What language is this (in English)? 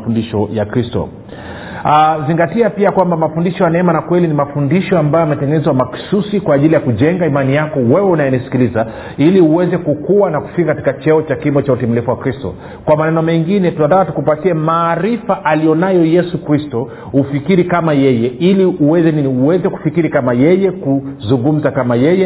Swahili